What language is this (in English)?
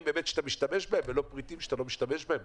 Hebrew